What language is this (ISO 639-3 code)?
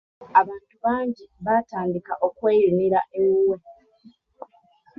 lug